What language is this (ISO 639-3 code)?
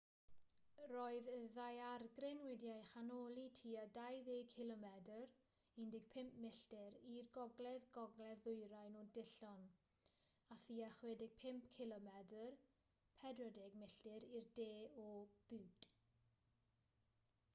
cym